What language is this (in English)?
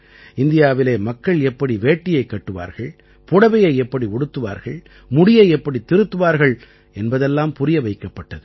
Tamil